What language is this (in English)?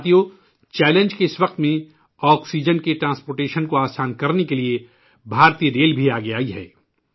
Urdu